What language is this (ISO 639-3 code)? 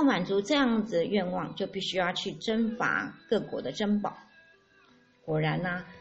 zho